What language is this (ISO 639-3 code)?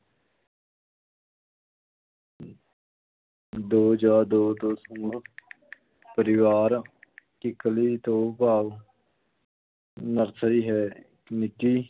pan